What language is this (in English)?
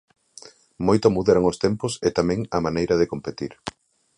Galician